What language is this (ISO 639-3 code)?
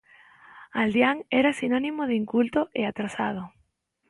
glg